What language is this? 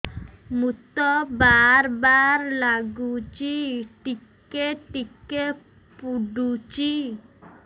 Odia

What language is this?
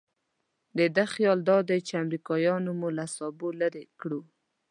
Pashto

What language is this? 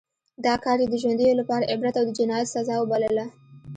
Pashto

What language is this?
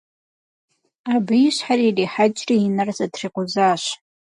Kabardian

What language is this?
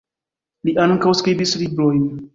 Esperanto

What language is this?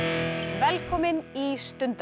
Icelandic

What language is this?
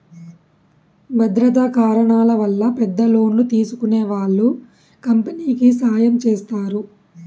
Telugu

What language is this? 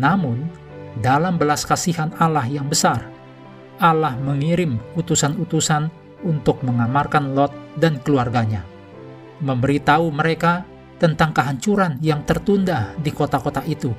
Indonesian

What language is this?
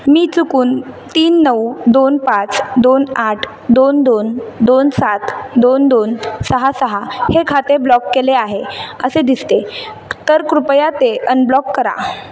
Marathi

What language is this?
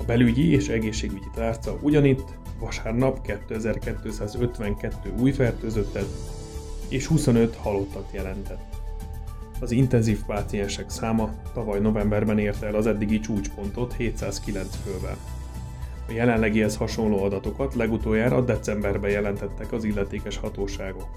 Hungarian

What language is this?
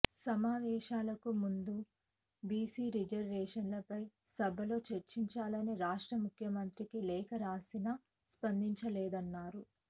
Telugu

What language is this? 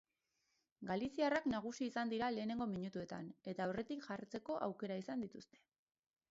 Basque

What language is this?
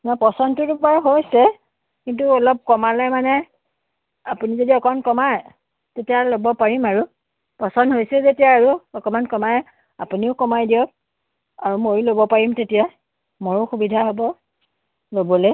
Assamese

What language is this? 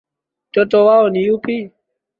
Swahili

